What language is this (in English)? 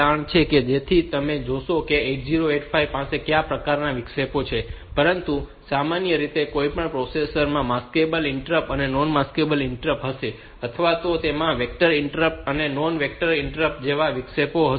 Gujarati